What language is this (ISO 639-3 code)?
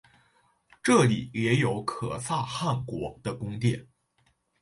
zho